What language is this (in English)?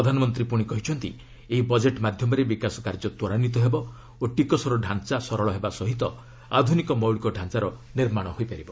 Odia